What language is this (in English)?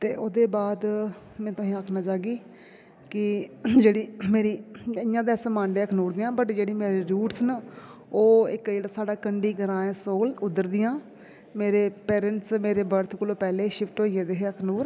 Dogri